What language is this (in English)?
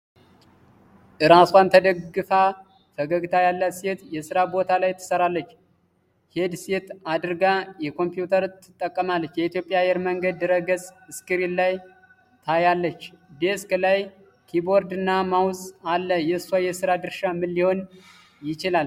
Amharic